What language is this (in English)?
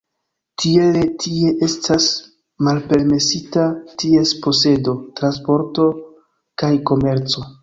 Esperanto